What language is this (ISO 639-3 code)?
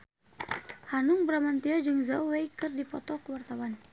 sun